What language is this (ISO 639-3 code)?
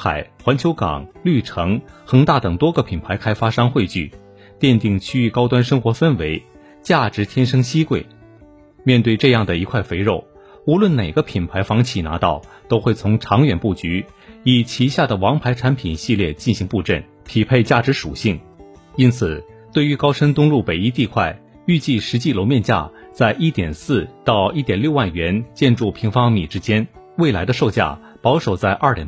zho